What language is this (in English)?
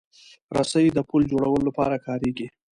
Pashto